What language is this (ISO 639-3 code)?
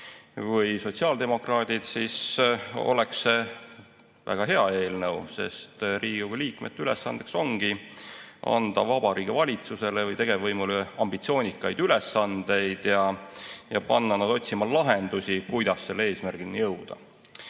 est